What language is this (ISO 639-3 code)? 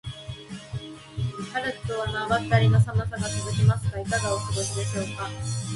jpn